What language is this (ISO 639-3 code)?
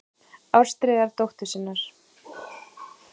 isl